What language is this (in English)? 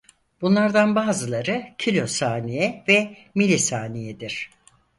Turkish